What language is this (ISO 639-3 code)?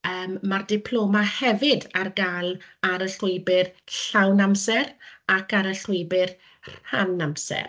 cym